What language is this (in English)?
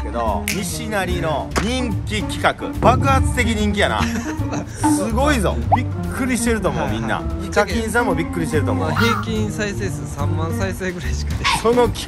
Japanese